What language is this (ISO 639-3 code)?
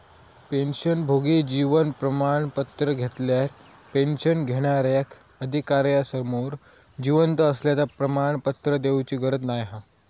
mar